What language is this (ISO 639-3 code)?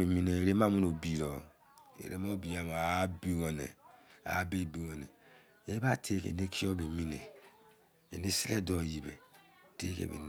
ijc